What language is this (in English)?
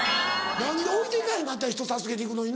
Japanese